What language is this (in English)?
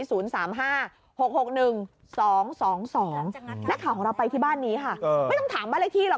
Thai